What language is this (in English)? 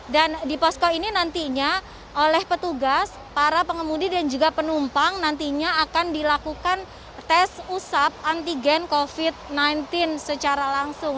Indonesian